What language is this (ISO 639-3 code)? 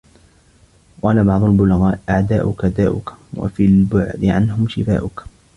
ara